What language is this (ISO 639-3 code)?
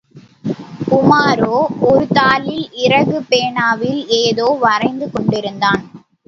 tam